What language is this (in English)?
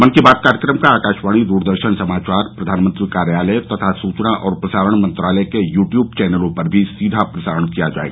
Hindi